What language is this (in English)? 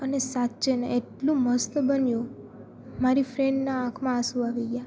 Gujarati